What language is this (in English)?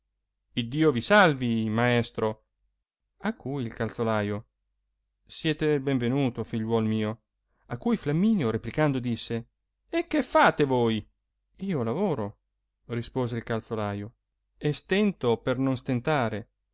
Italian